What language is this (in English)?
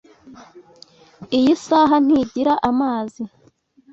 Kinyarwanda